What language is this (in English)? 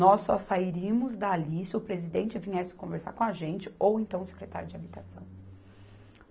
Portuguese